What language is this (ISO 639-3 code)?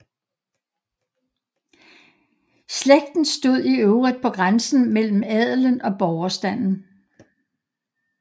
dan